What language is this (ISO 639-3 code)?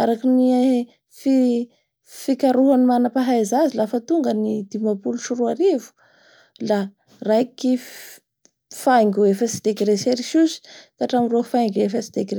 bhr